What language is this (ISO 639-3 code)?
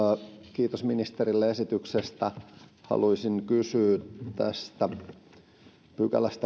fin